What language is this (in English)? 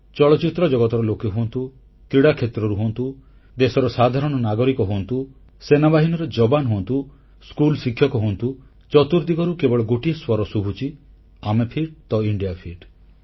Odia